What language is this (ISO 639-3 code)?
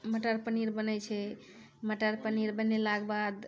mai